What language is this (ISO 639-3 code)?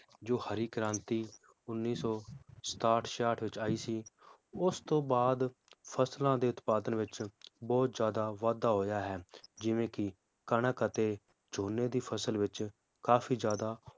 pan